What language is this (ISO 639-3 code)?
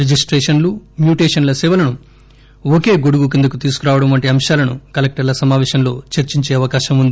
tel